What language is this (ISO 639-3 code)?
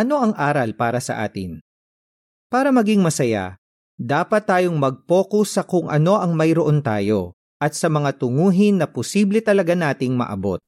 fil